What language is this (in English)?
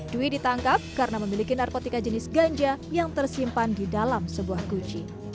Indonesian